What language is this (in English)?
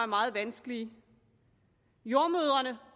Danish